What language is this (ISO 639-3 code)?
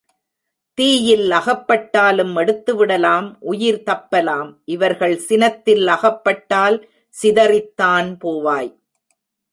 tam